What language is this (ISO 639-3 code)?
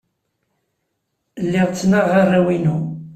kab